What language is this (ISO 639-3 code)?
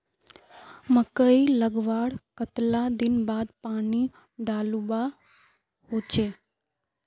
mag